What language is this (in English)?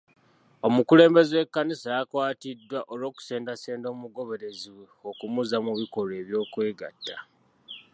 Ganda